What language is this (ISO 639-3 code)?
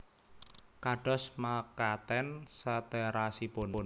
jav